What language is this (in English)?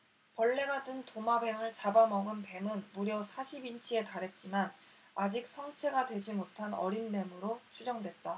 Korean